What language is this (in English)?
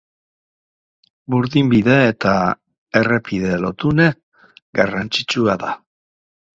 Basque